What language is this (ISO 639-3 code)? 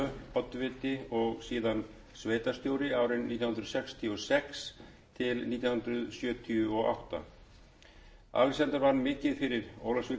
isl